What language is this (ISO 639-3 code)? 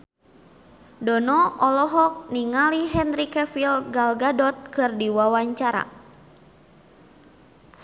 sun